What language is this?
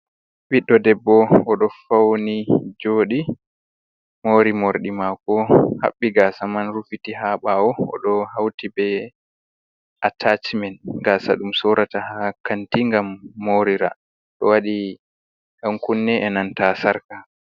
Fula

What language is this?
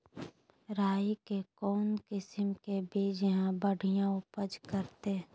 Magahi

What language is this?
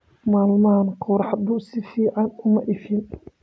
Somali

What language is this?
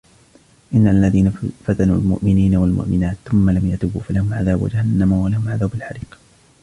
Arabic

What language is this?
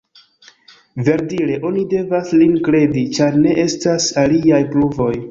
Esperanto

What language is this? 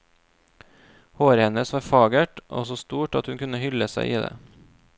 Norwegian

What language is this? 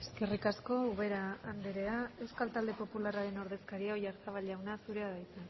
Basque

